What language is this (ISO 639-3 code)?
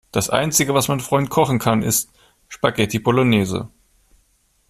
deu